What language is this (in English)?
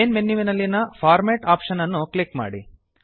Kannada